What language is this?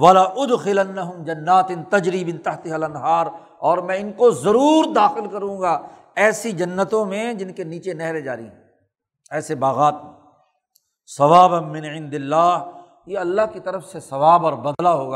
Urdu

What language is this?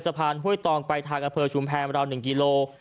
Thai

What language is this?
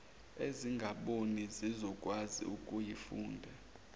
Zulu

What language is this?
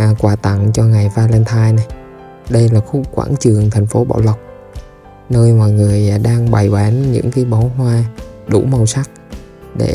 Vietnamese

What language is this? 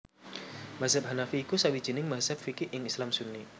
Javanese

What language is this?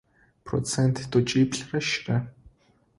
Adyghe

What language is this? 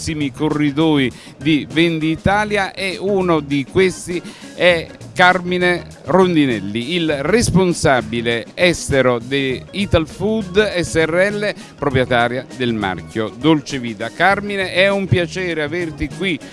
Italian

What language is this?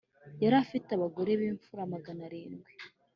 Kinyarwanda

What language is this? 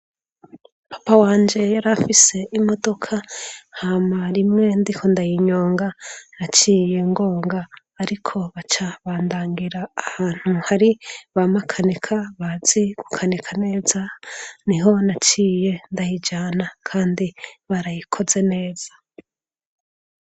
Rundi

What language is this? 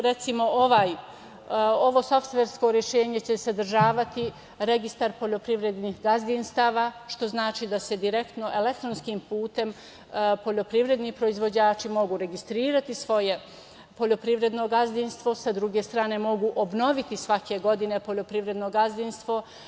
Serbian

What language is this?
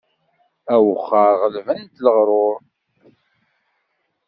Kabyle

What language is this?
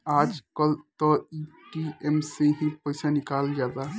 Bhojpuri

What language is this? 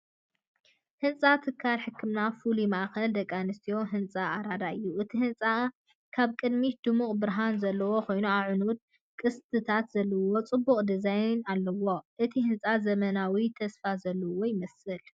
Tigrinya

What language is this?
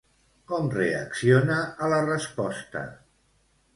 Catalan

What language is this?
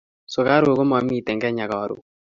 Kalenjin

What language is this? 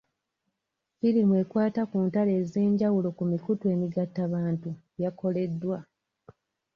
Ganda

